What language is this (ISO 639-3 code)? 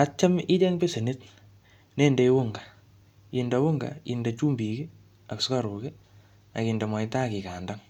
kln